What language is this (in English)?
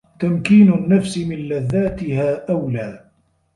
Arabic